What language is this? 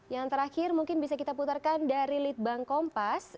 Indonesian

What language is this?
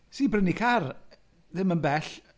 Welsh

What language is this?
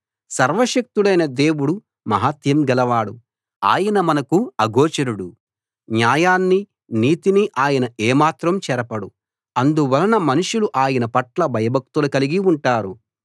Telugu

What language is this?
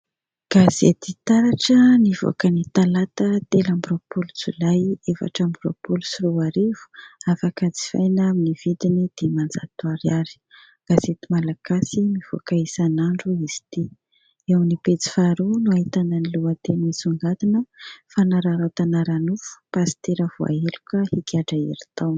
Malagasy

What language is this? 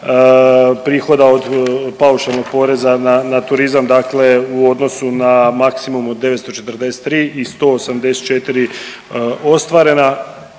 Croatian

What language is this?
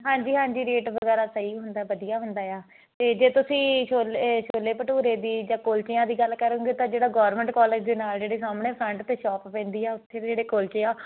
Punjabi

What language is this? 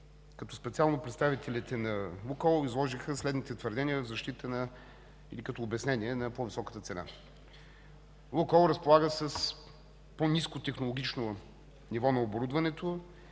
Bulgarian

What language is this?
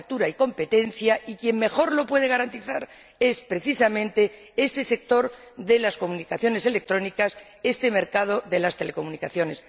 Spanish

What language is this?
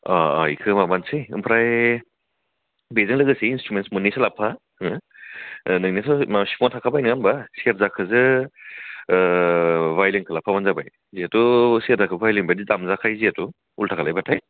Bodo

